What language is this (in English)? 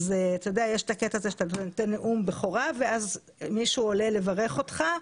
Hebrew